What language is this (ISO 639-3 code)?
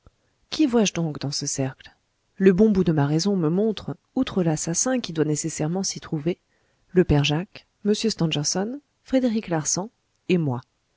fra